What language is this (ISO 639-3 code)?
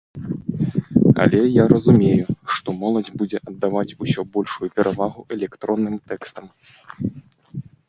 bel